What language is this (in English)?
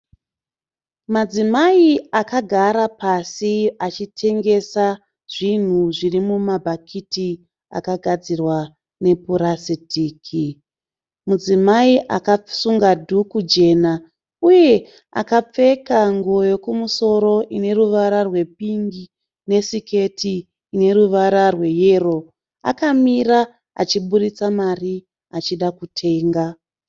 Shona